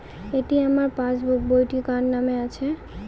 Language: Bangla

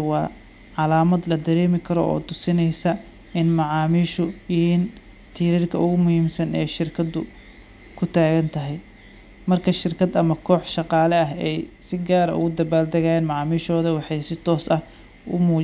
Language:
Somali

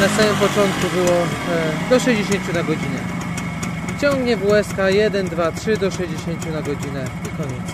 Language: Polish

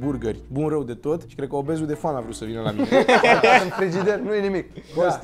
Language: Romanian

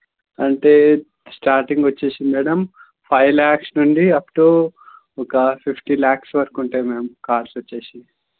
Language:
Telugu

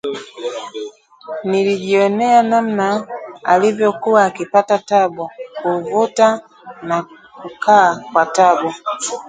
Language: Swahili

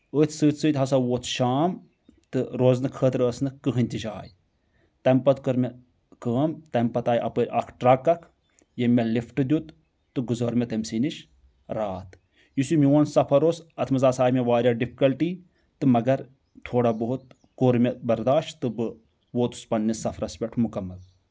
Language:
Kashmiri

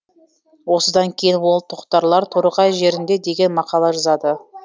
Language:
Kazakh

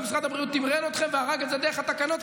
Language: Hebrew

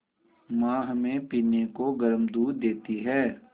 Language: Hindi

